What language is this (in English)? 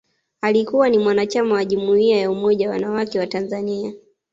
Swahili